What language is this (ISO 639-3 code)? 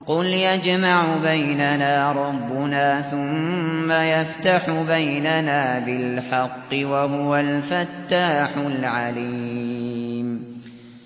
ara